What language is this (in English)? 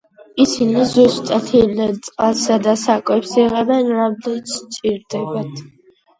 Georgian